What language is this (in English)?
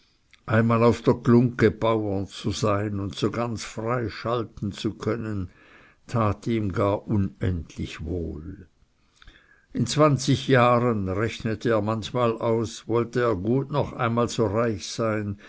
German